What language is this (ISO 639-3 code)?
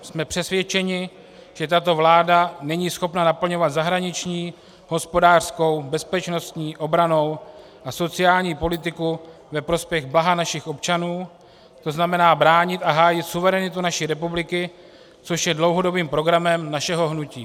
ces